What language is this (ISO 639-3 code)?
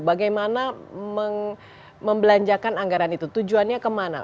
ind